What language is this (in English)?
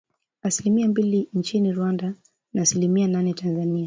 Swahili